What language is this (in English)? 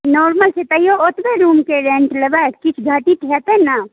Maithili